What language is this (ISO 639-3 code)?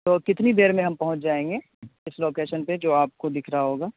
urd